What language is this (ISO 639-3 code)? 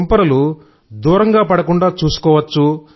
tel